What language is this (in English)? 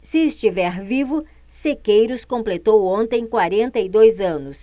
Portuguese